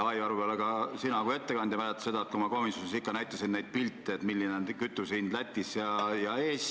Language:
Estonian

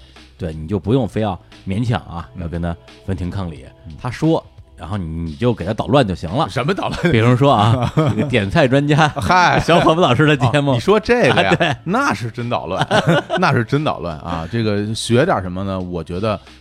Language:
Chinese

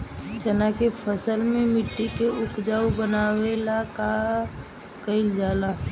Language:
Bhojpuri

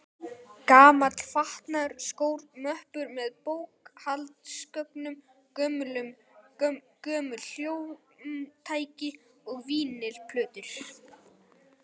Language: Icelandic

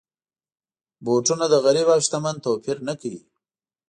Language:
Pashto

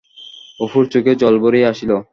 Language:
Bangla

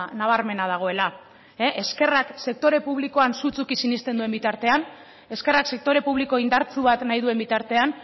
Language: Basque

